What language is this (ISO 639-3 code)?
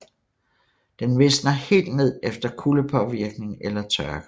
dan